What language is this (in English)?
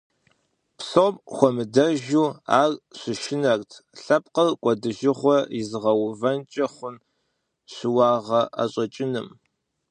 Kabardian